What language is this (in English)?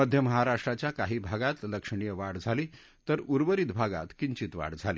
Marathi